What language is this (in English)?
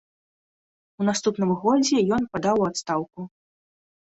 Belarusian